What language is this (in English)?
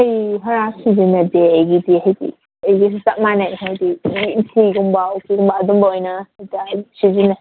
Manipuri